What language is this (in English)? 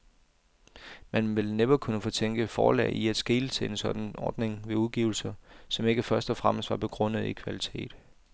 Danish